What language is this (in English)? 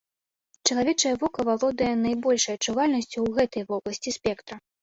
Belarusian